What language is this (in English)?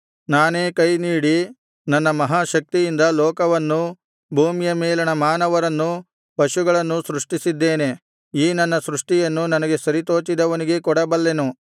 Kannada